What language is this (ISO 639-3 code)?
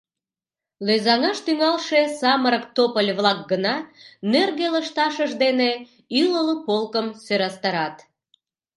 chm